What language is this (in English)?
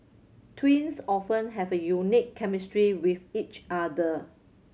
English